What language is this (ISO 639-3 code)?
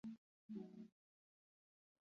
eus